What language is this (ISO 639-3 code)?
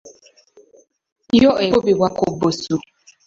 lug